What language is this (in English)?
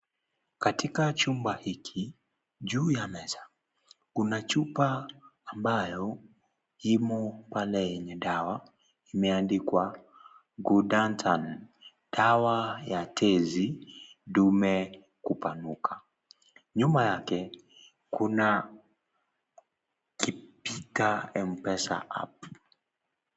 Swahili